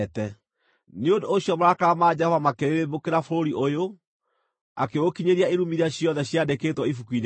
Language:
Kikuyu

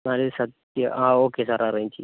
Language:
Malayalam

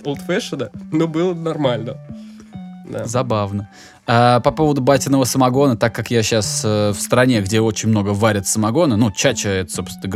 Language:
Russian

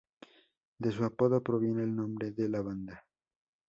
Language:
Spanish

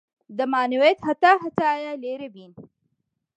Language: Central Kurdish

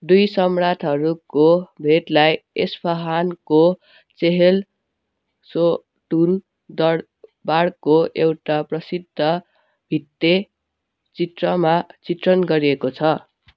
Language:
Nepali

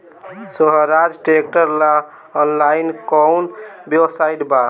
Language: Bhojpuri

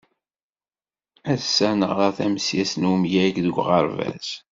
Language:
Kabyle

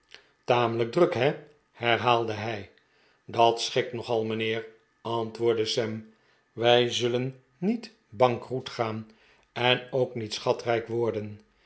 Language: Dutch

